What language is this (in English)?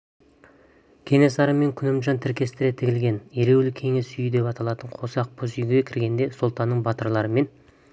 Kazakh